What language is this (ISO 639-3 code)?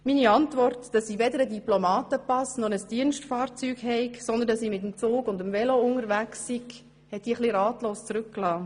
gsw